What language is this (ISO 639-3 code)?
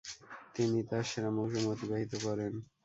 ben